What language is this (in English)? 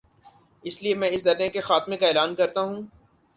Urdu